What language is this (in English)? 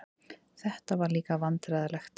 Icelandic